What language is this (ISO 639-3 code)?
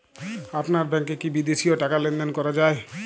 ben